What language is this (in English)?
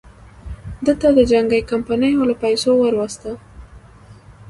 Pashto